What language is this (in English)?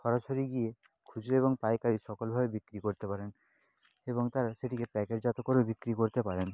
Bangla